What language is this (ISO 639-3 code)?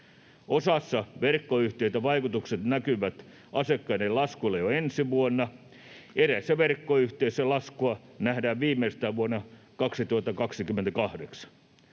fin